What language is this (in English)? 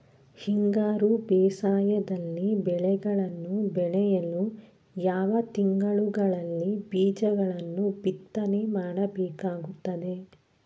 Kannada